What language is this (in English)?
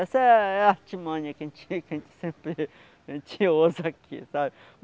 Portuguese